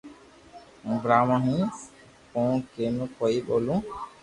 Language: Loarki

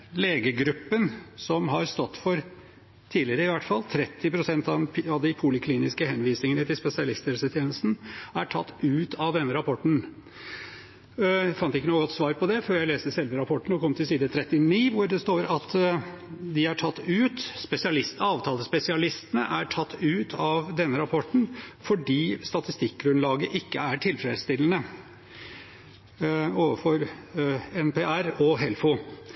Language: Norwegian Bokmål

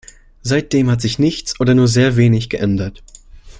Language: German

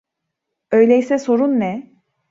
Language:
Turkish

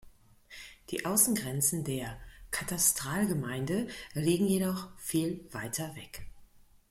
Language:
German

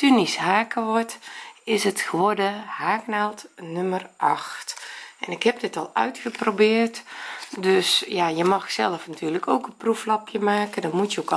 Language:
Dutch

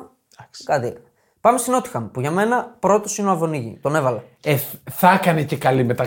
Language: Greek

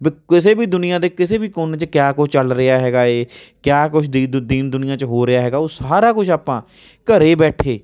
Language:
Punjabi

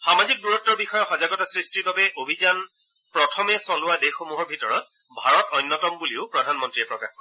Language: Assamese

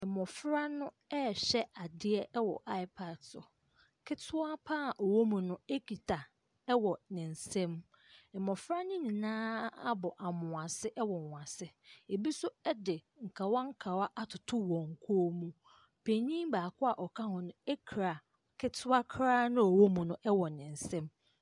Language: Akan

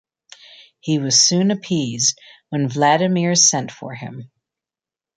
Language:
English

